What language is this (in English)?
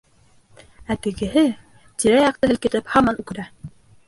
Bashkir